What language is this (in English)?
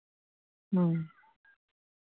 Santali